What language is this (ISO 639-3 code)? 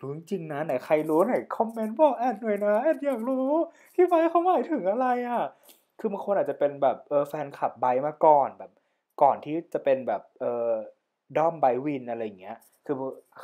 tha